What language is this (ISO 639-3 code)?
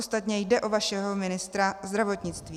ces